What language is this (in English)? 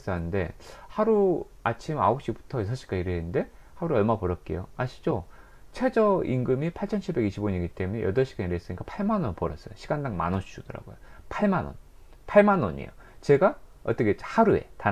Korean